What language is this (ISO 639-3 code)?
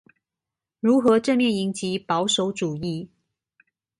zho